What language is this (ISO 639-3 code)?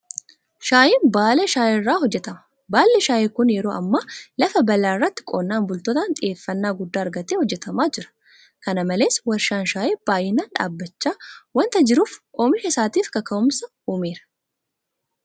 orm